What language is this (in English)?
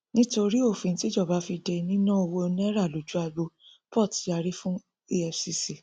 Yoruba